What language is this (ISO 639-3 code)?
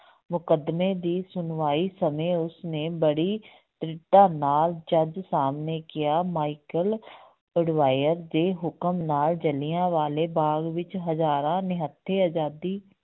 pan